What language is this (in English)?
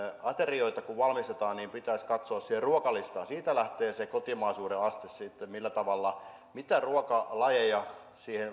Finnish